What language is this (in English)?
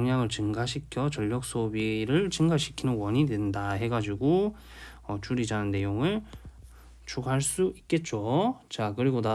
Korean